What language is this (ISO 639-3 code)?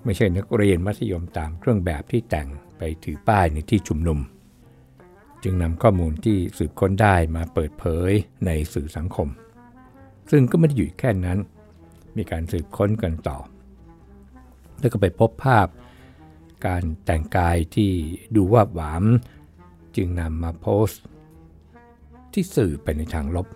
tha